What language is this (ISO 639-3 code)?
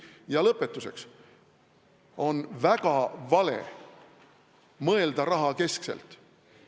est